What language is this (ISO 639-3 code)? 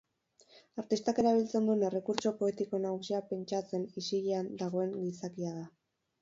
eus